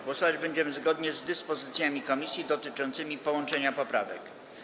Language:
Polish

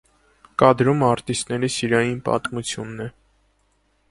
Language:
Armenian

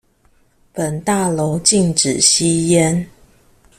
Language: Chinese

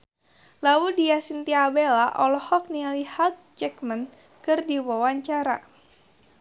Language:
Sundanese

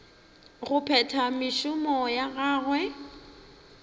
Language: Northern Sotho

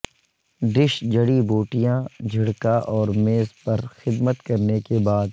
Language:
Urdu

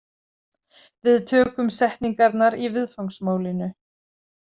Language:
Icelandic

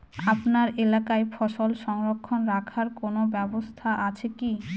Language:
Bangla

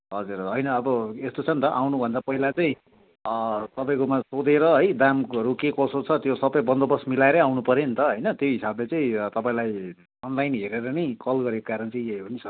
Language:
Nepali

